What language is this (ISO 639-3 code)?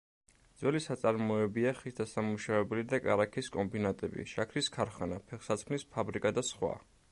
kat